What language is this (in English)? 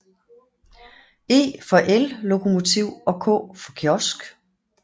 Danish